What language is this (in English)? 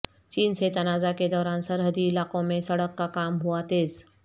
Urdu